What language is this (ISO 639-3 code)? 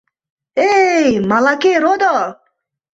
chm